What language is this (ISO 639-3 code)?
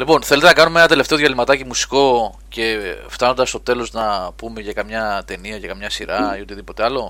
ell